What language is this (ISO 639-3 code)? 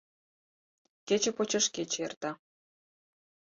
chm